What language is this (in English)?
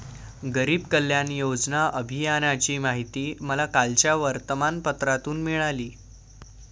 Marathi